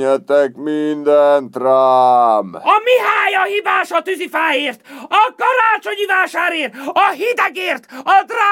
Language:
Hungarian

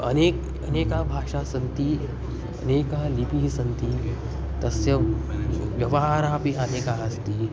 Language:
Sanskrit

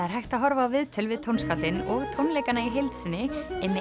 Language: Icelandic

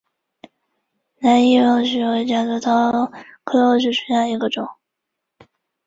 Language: Chinese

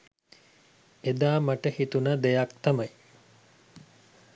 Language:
Sinhala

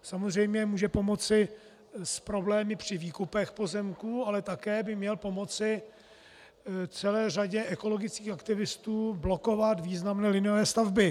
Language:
Czech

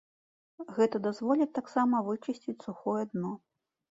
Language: Belarusian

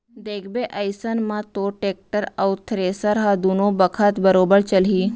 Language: Chhattisgarhi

